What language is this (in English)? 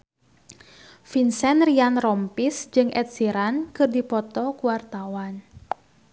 Sundanese